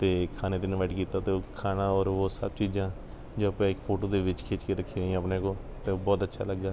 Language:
Punjabi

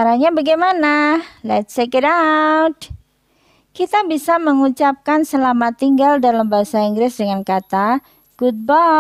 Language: Indonesian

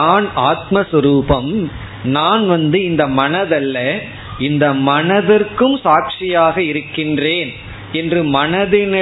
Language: Tamil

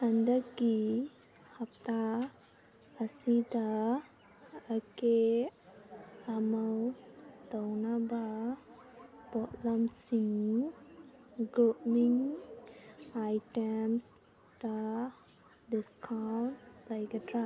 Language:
Manipuri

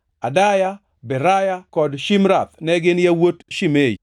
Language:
Luo (Kenya and Tanzania)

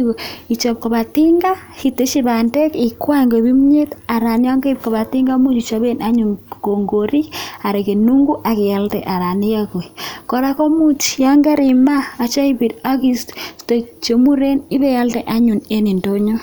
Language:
Kalenjin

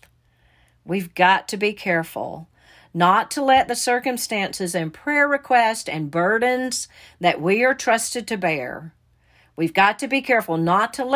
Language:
English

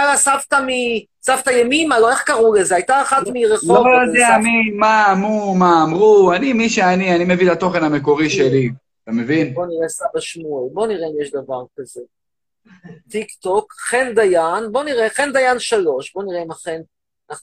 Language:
Hebrew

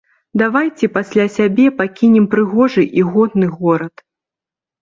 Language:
Belarusian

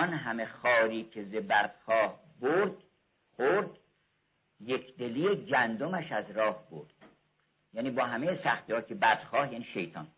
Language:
Persian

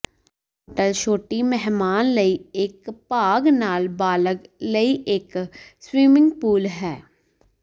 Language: Punjabi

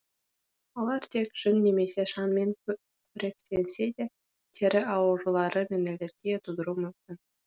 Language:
Kazakh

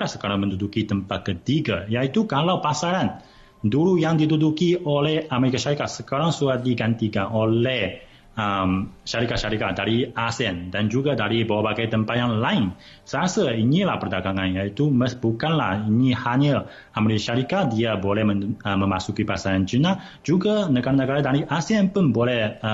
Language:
Malay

